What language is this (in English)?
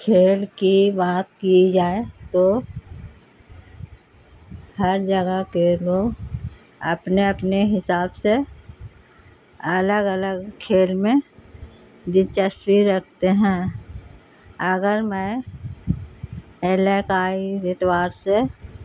Urdu